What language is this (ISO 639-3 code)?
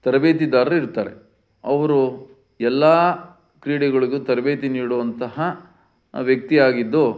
kan